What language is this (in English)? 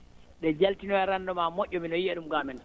Fula